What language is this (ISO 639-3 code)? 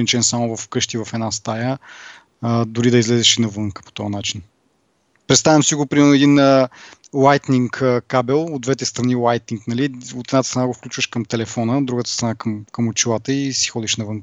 bul